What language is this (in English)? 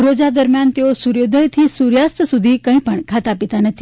Gujarati